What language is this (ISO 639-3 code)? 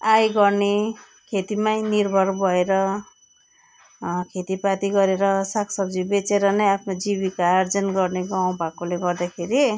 nep